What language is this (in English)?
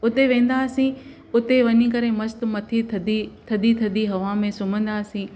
Sindhi